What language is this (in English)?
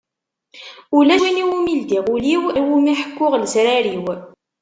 Kabyle